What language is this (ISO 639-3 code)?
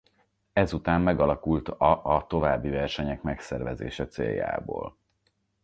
hun